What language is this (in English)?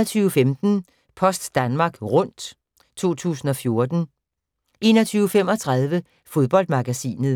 Danish